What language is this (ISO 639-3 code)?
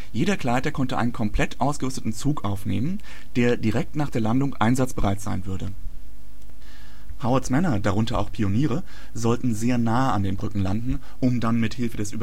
deu